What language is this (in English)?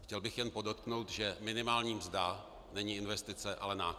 Czech